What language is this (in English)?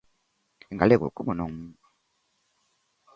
Galician